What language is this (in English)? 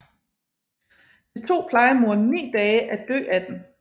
Danish